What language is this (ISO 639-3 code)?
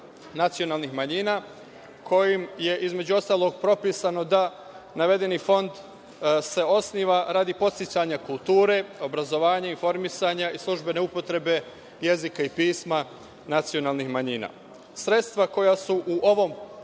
srp